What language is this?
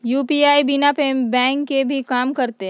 Magahi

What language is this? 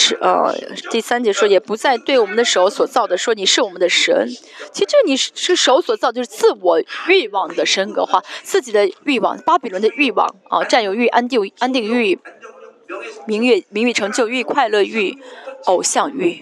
Chinese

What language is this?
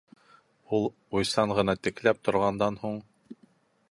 Bashkir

